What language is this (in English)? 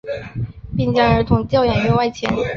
Chinese